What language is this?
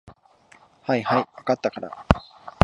Japanese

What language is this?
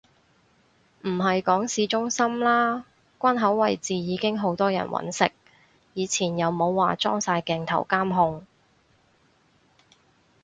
Cantonese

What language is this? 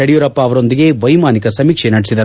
Kannada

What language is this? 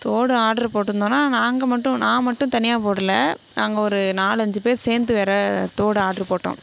Tamil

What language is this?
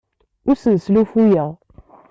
Kabyle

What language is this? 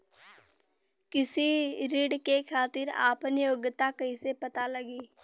Bhojpuri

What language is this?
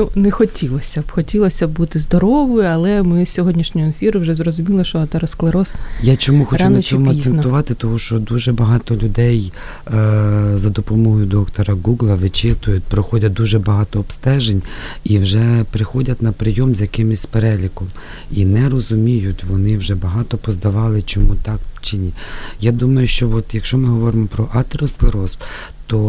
Ukrainian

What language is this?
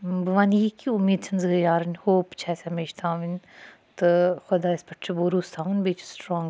Kashmiri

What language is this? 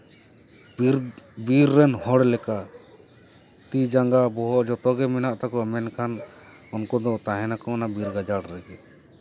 Santali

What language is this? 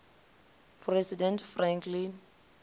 Venda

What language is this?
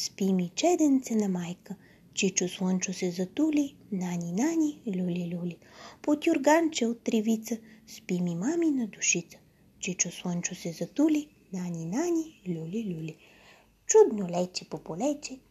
Bulgarian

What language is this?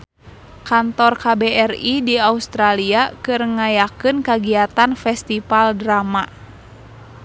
Sundanese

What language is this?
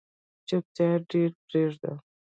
Pashto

